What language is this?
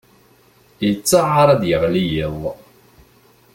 Kabyle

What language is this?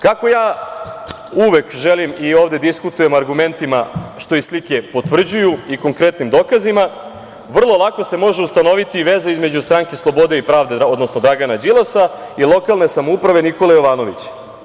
Serbian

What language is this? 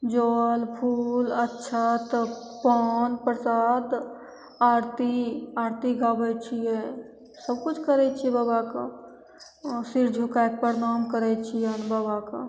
Maithili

